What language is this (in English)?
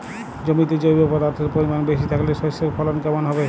Bangla